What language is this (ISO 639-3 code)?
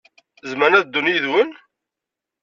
kab